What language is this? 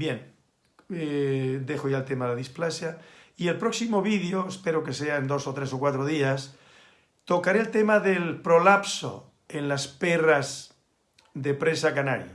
Spanish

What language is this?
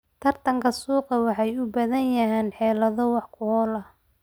Somali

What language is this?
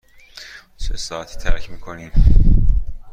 Persian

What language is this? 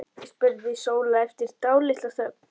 Icelandic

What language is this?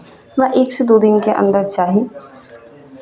Maithili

